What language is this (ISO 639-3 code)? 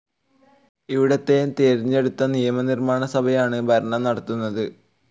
mal